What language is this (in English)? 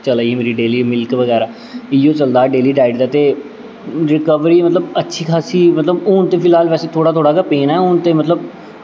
Dogri